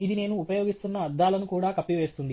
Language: Telugu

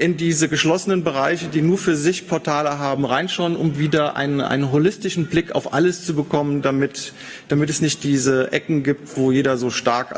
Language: German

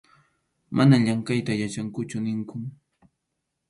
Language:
Arequipa-La Unión Quechua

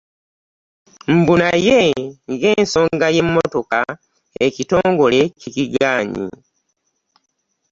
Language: Ganda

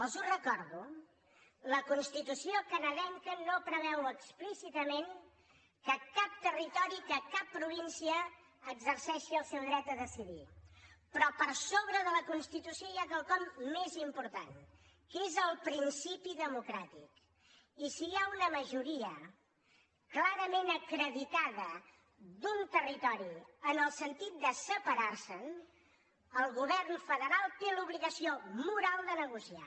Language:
Catalan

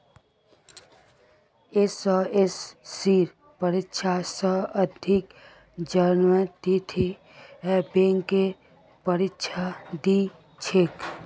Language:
Magahi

